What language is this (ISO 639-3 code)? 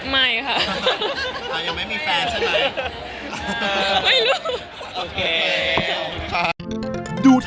tha